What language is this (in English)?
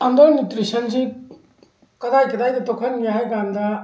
Manipuri